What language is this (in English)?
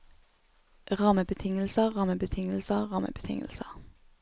Norwegian